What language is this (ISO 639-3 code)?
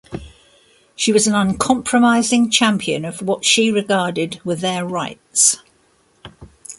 eng